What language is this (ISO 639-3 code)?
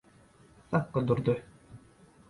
tuk